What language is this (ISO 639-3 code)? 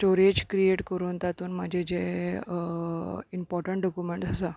kok